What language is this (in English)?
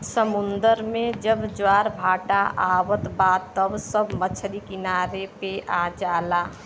Bhojpuri